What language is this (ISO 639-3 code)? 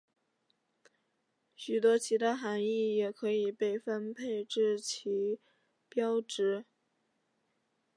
zho